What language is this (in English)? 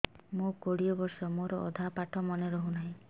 Odia